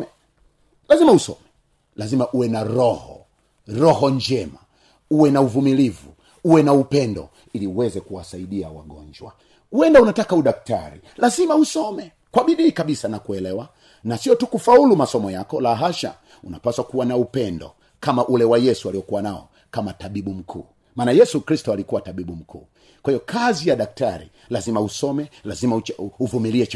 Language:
Swahili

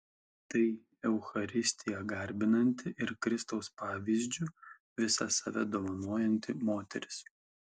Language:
Lithuanian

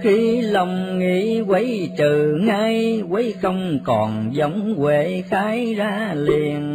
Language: Vietnamese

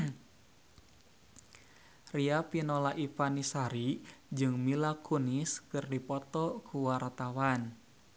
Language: Sundanese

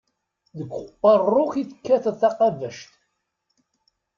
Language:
Kabyle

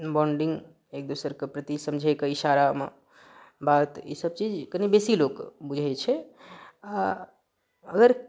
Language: Maithili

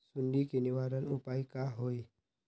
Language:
Magahi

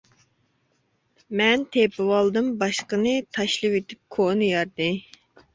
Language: Uyghur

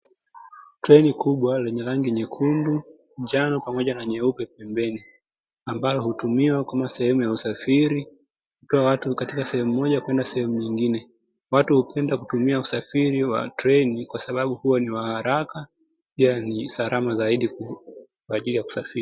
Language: Swahili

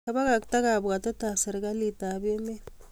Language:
Kalenjin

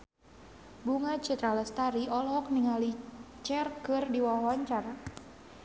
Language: Sundanese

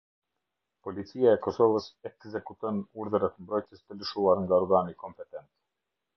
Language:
Albanian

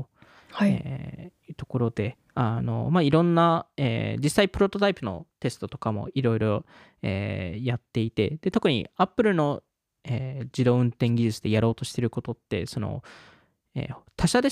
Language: Japanese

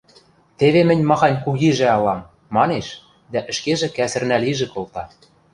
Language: Western Mari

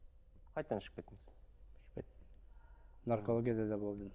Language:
Kazakh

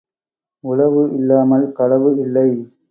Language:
Tamil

